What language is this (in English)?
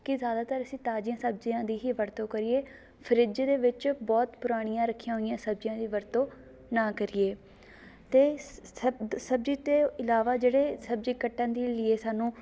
Punjabi